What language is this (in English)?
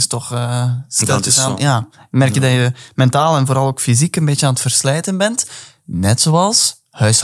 Dutch